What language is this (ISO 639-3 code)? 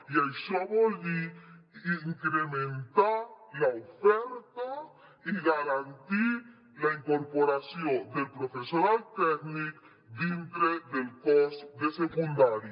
cat